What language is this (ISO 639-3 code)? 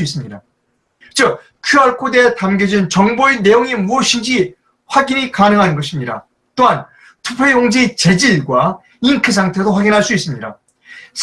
kor